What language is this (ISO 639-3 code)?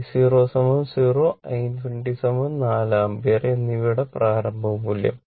mal